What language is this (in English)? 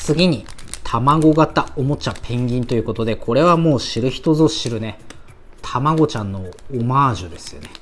Japanese